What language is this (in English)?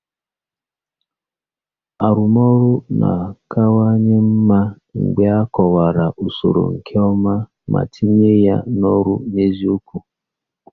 Igbo